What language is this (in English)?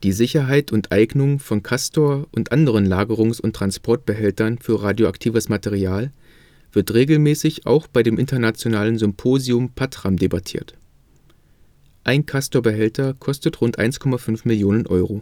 German